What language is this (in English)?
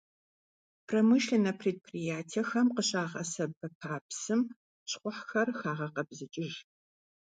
Kabardian